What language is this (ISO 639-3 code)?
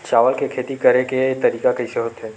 hne